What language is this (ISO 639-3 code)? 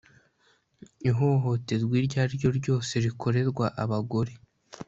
kin